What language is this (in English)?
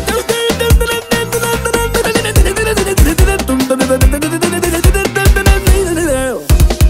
Romanian